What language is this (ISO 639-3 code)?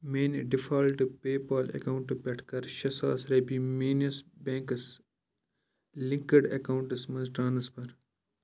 kas